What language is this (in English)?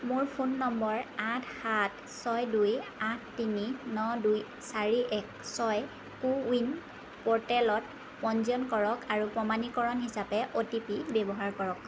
Assamese